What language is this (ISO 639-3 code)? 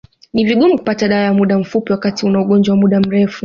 swa